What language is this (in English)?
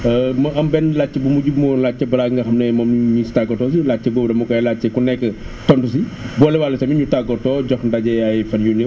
Wolof